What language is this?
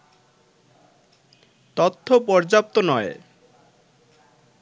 Bangla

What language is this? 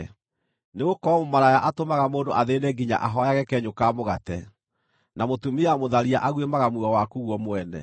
Kikuyu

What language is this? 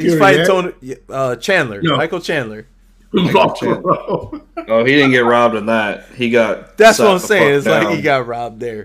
English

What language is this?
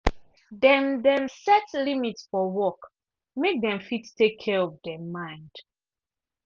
Nigerian Pidgin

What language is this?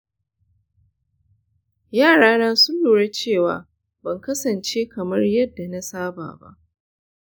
Hausa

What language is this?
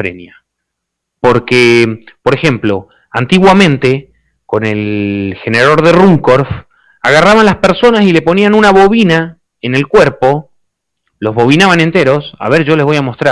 Spanish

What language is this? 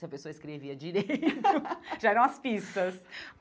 Portuguese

